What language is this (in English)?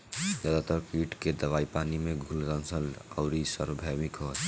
Bhojpuri